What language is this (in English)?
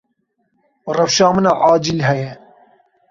Kurdish